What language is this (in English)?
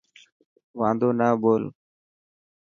Dhatki